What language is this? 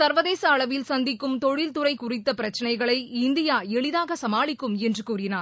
Tamil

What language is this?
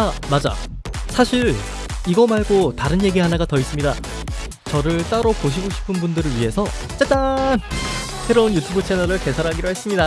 Korean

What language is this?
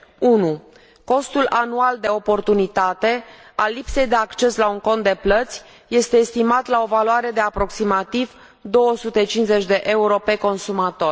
Romanian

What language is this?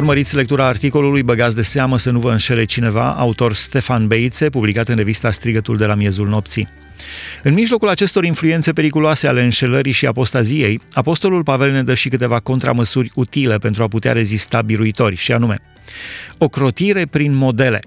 Romanian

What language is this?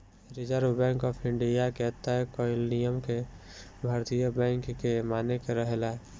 Bhojpuri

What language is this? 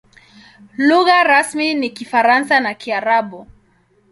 Swahili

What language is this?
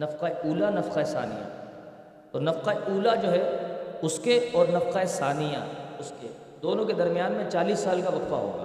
Urdu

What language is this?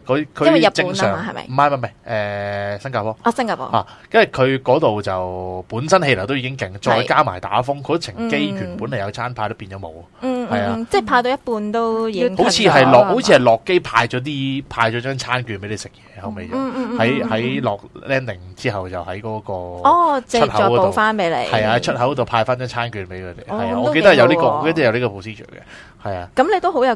Chinese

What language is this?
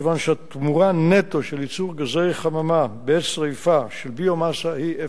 Hebrew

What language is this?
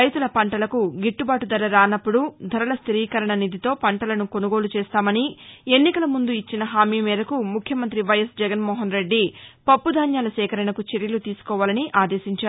Telugu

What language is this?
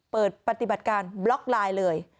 Thai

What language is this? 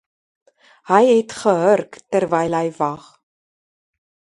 Afrikaans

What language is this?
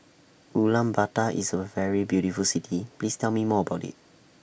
English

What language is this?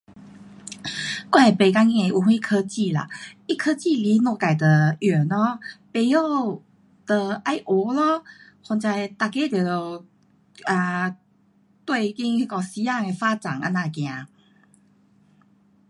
Pu-Xian Chinese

